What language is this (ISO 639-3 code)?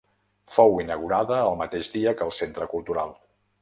cat